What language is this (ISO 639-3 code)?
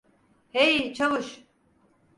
tur